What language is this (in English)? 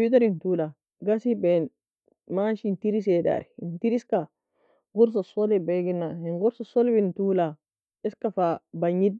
Nobiin